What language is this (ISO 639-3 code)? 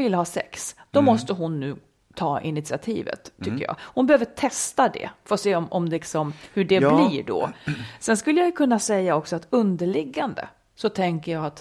swe